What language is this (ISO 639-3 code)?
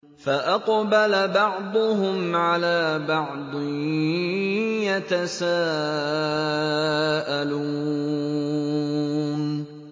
ara